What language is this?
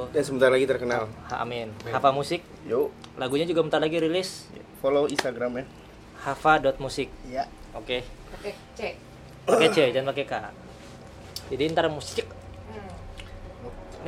Indonesian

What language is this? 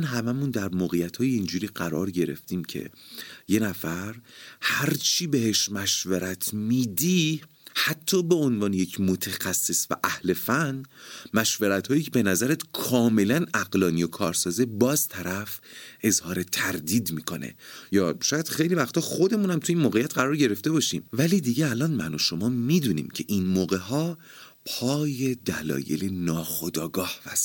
Persian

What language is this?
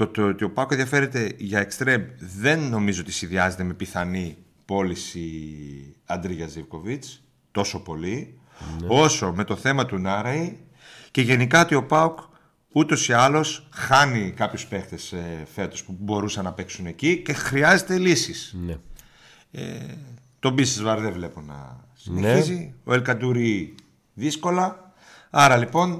Greek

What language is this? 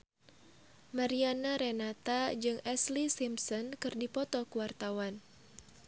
Sundanese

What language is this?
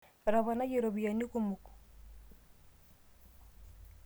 Masai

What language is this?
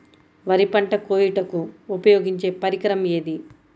Telugu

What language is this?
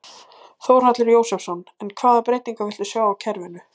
Icelandic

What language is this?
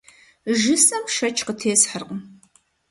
Kabardian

